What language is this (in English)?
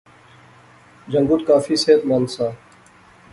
Pahari-Potwari